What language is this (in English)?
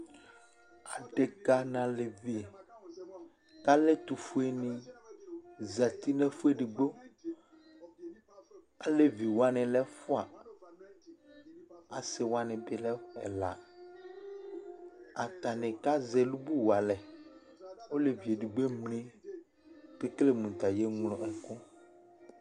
Ikposo